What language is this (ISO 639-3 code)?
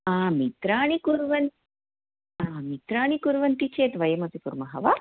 san